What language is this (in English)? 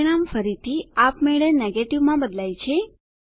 Gujarati